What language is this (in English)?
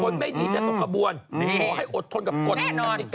Thai